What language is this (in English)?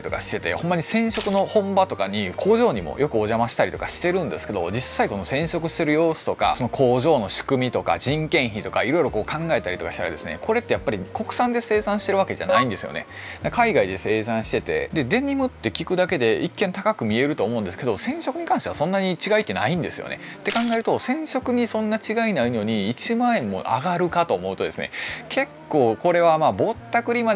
Japanese